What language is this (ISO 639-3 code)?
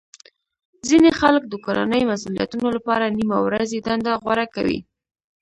pus